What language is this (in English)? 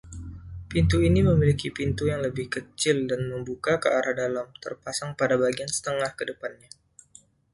Indonesian